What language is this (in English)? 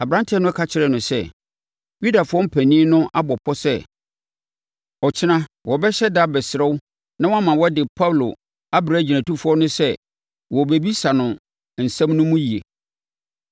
Akan